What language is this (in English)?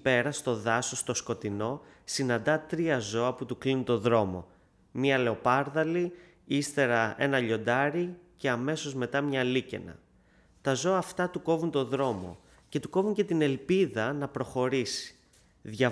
Greek